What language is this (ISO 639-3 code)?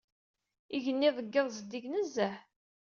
kab